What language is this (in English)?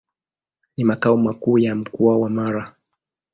Swahili